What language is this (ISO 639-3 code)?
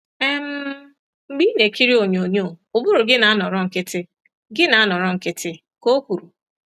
ibo